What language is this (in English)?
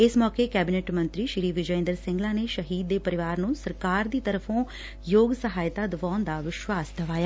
Punjabi